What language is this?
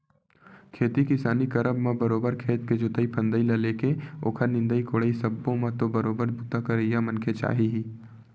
Chhattisgarhi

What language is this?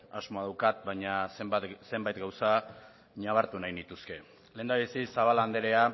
Basque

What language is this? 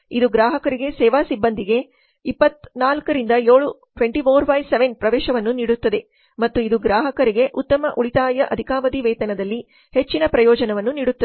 Kannada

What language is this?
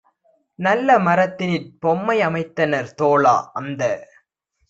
Tamil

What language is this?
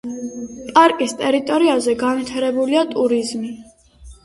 Georgian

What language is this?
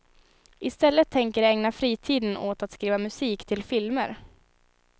Swedish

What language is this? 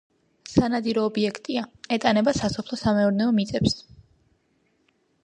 Georgian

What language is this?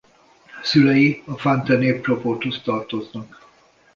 Hungarian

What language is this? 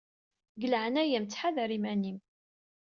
Kabyle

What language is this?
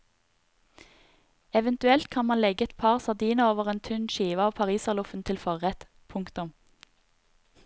Norwegian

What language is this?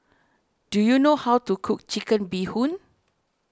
English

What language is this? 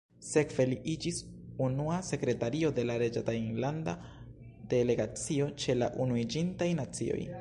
Esperanto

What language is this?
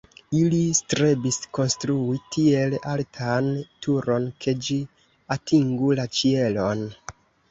Esperanto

